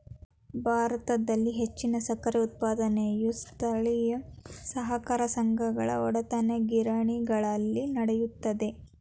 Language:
Kannada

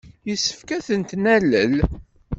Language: Kabyle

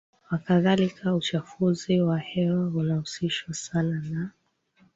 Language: Swahili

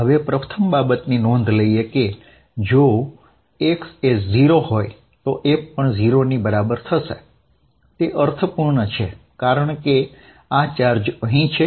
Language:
Gujarati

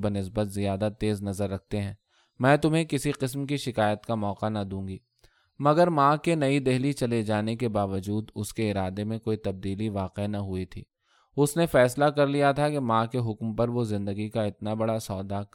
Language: Urdu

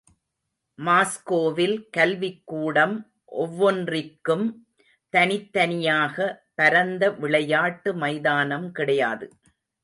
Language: Tamil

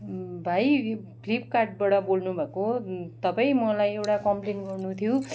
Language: Nepali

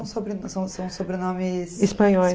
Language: Portuguese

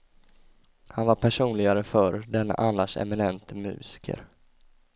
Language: Swedish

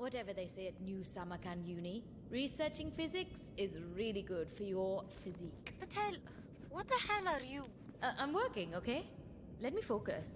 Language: English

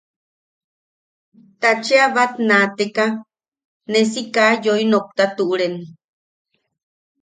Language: Yaqui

